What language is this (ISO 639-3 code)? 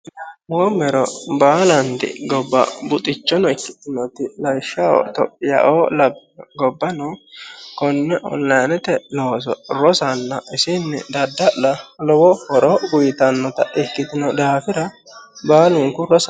sid